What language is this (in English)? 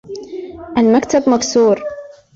Arabic